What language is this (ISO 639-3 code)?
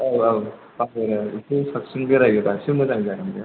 brx